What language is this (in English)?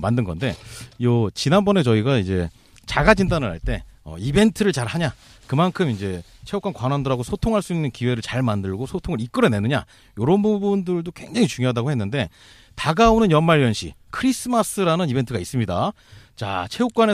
Korean